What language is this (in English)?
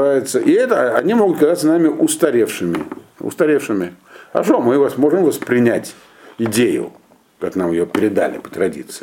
Russian